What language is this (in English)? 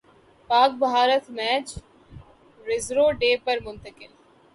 Urdu